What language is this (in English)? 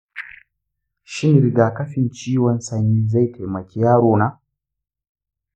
Hausa